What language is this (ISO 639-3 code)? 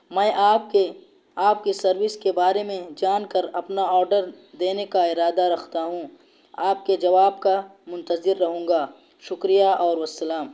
urd